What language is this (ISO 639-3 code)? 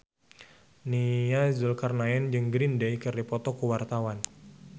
sun